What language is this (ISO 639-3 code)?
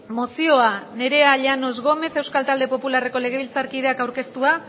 eus